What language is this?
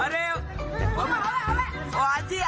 Thai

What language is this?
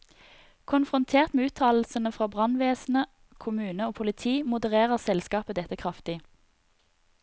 Norwegian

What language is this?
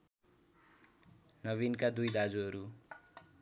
Nepali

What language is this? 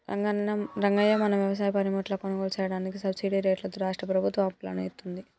Telugu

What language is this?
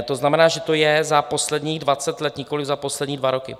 Czech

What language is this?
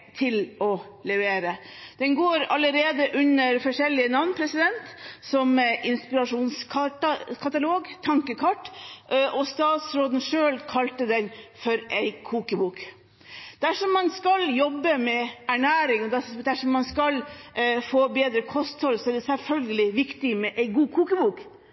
Norwegian Bokmål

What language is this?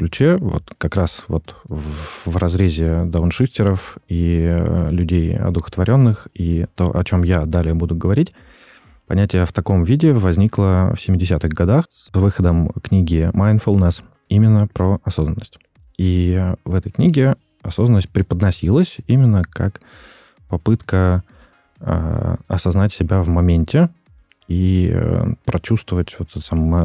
Russian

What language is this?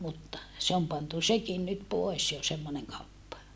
Finnish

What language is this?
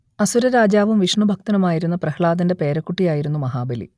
Malayalam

